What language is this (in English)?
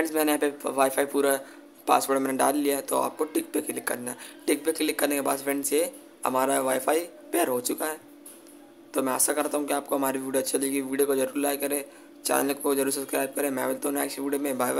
Hindi